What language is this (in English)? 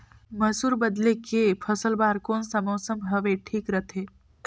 Chhattisgarhi